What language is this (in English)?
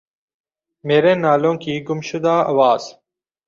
Urdu